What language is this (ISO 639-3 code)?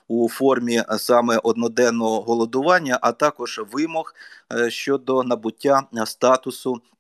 ukr